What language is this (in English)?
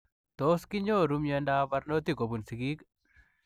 Kalenjin